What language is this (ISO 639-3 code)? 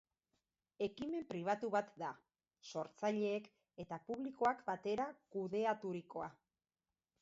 eus